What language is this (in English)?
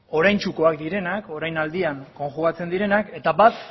Basque